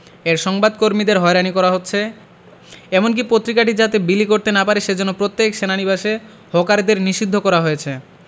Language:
Bangla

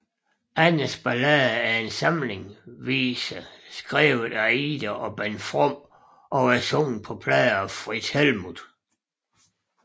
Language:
Danish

